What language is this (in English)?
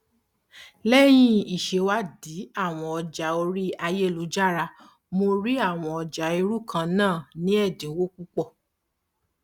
Yoruba